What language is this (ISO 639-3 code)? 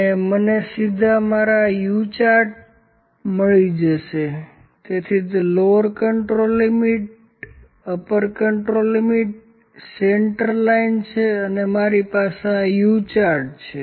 guj